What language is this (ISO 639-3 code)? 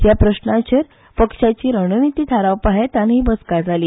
kok